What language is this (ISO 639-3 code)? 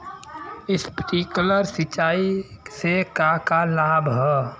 bho